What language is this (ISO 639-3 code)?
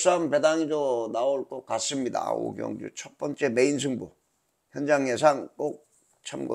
kor